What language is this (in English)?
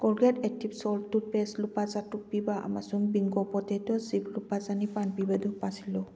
Manipuri